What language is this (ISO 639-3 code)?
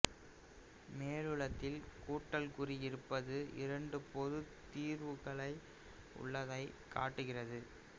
tam